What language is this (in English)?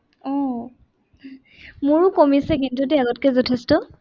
Assamese